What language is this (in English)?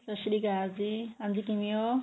Punjabi